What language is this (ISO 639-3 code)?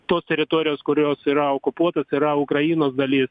lit